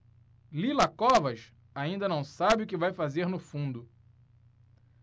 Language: Portuguese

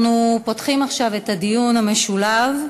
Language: Hebrew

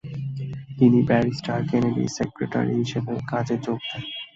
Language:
Bangla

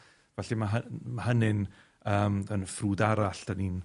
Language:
Welsh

